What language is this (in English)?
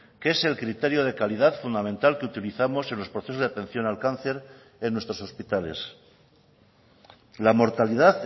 Spanish